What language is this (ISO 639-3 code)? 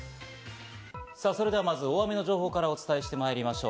jpn